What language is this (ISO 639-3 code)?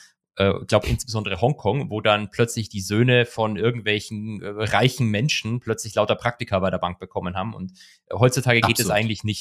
deu